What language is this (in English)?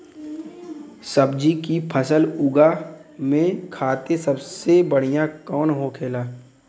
Bhojpuri